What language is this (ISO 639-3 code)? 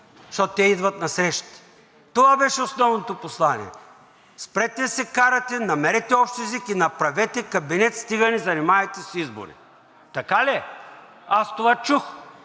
bul